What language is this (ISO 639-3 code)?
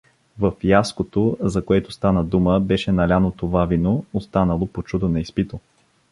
bul